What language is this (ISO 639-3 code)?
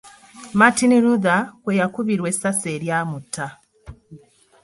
lug